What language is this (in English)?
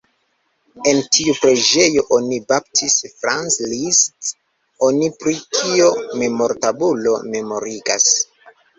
Esperanto